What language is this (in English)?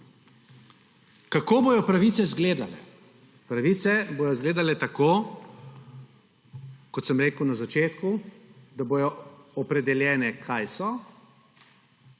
Slovenian